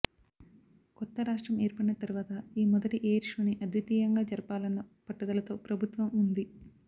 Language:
Telugu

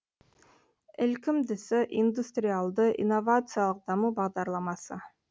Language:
Kazakh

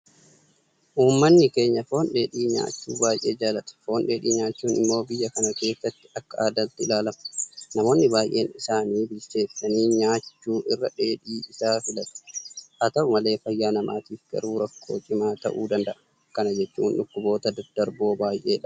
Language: Oromo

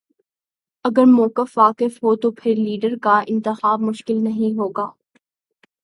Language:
Urdu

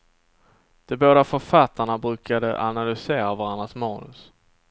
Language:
Swedish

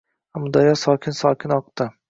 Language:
Uzbek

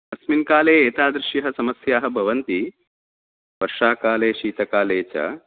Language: Sanskrit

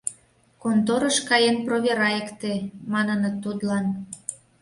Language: Mari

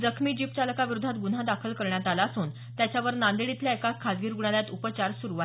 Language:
Marathi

